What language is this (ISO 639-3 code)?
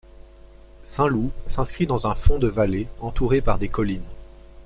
fra